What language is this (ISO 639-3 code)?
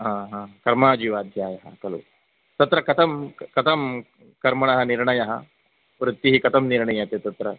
san